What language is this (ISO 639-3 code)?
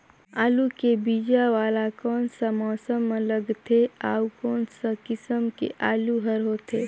hne